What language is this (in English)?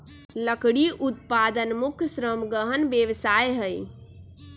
Magahi